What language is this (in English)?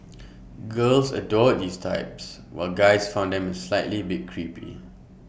English